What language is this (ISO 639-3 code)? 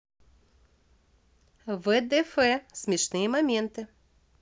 rus